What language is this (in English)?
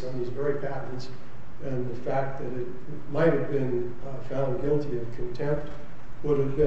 English